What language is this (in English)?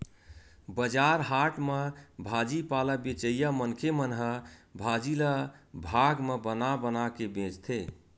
Chhattisgarhi